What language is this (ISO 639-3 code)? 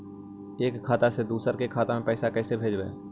mag